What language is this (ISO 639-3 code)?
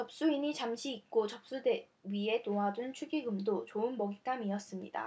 kor